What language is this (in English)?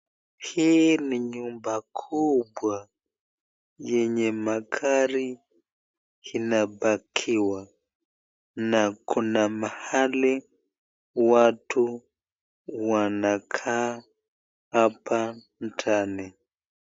Swahili